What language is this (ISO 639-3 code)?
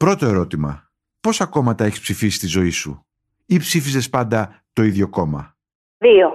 ell